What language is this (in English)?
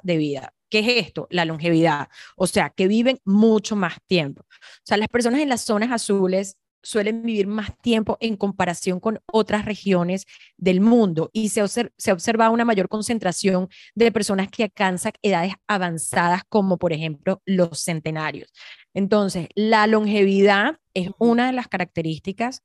Spanish